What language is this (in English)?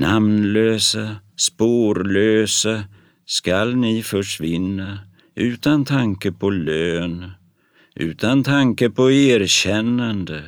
Swedish